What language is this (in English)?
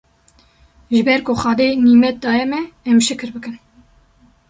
Kurdish